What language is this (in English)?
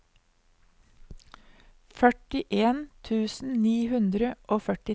Norwegian